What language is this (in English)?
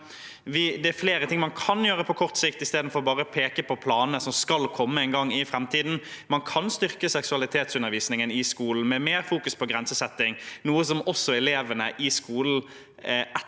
Norwegian